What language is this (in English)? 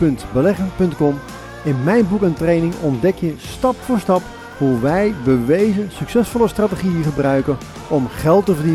Dutch